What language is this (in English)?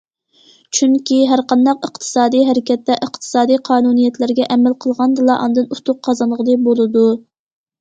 Uyghur